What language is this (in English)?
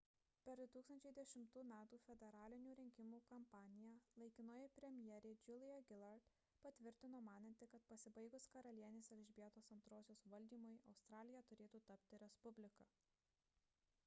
Lithuanian